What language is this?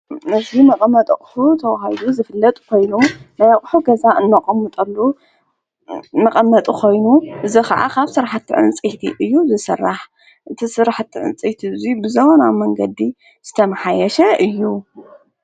Tigrinya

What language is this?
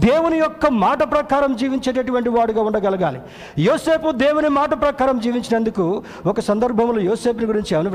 Telugu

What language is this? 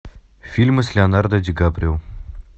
Russian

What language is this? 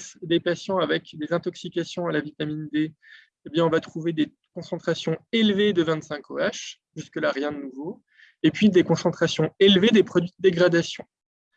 French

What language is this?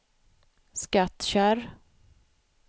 Swedish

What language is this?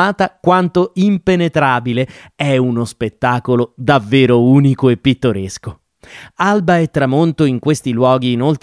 Italian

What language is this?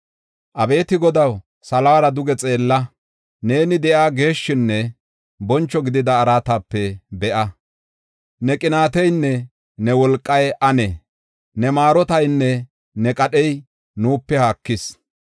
Gofa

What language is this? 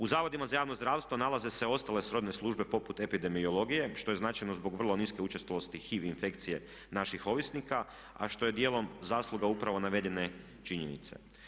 Croatian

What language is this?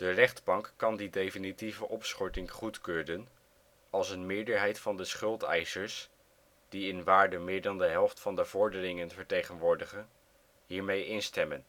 Dutch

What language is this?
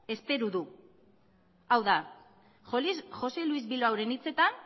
Basque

